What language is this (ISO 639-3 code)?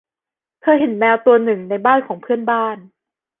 tha